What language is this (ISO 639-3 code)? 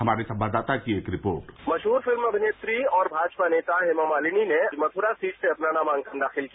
hin